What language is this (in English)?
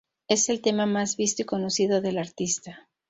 Spanish